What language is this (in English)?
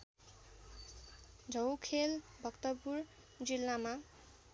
Nepali